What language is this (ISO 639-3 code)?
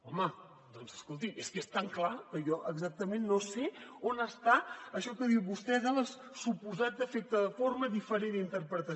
cat